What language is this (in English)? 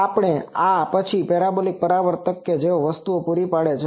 Gujarati